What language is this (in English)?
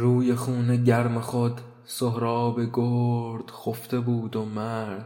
Persian